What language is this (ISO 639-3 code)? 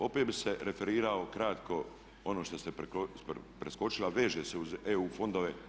hrv